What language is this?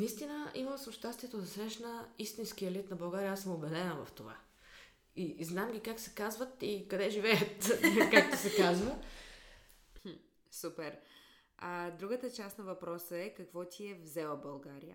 Bulgarian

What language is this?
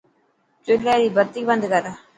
Dhatki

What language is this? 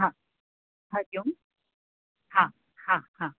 Sindhi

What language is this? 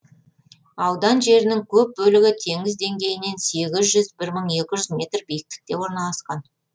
Kazakh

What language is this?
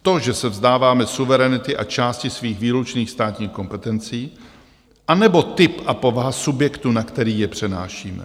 Czech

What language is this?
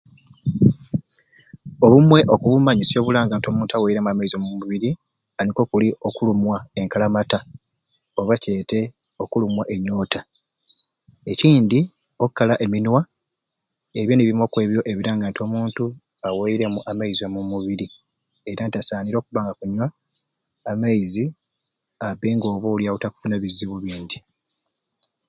Ruuli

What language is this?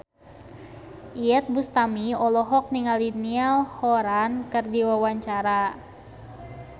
Sundanese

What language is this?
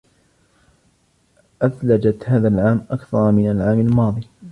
Arabic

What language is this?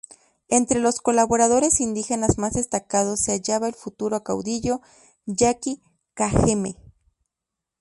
Spanish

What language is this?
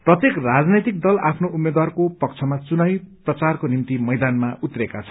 Nepali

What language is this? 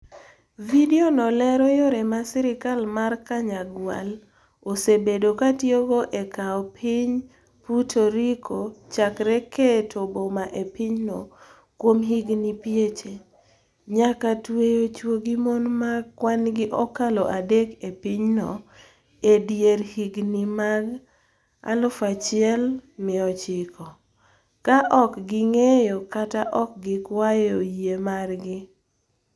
Luo (Kenya and Tanzania)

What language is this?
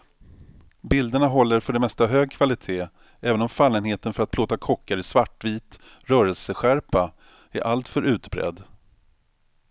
Swedish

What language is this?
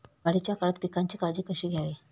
Marathi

